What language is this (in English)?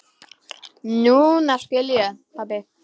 Icelandic